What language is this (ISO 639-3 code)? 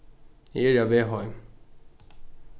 fao